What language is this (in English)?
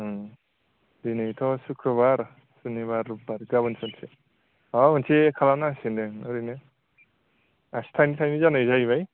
Bodo